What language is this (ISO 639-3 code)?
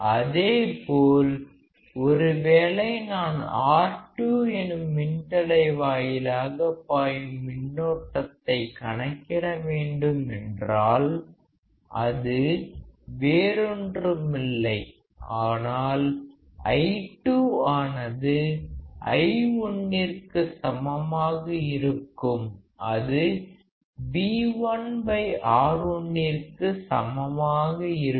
tam